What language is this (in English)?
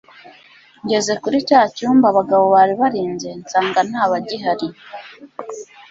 Kinyarwanda